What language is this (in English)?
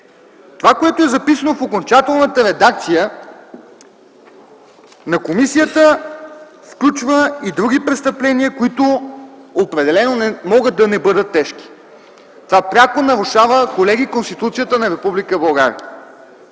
Bulgarian